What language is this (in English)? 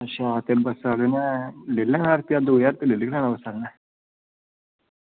Dogri